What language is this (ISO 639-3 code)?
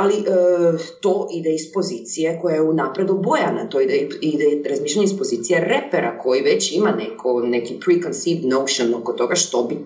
hrv